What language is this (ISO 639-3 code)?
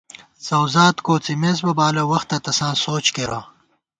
gwt